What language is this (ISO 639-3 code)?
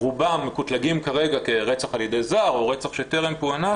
heb